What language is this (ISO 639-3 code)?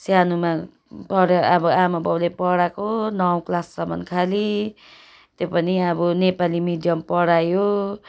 nep